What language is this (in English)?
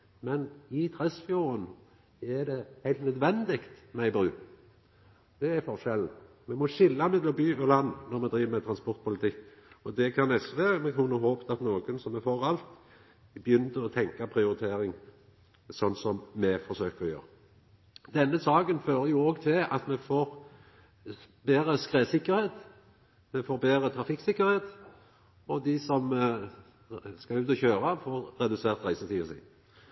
Norwegian Nynorsk